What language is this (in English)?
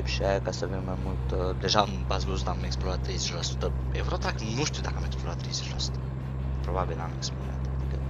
Romanian